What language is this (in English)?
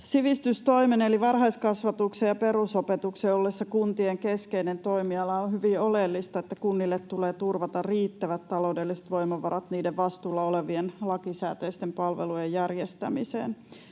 Finnish